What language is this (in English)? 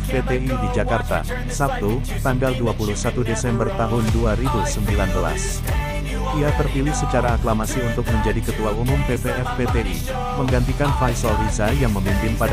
Indonesian